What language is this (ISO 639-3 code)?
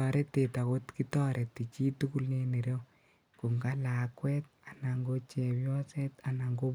kln